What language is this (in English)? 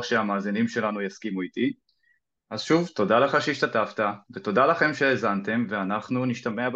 Hebrew